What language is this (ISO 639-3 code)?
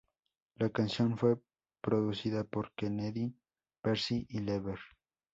spa